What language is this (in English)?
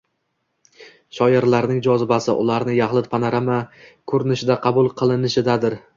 Uzbek